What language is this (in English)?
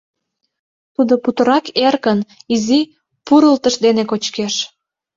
Mari